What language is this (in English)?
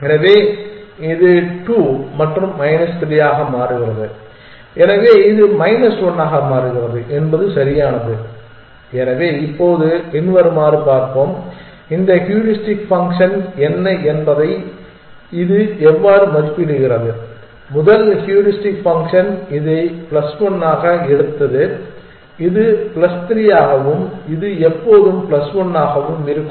Tamil